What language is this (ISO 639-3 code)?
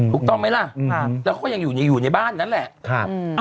tha